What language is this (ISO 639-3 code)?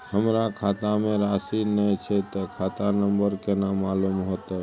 mai